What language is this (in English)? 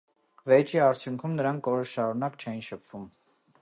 Armenian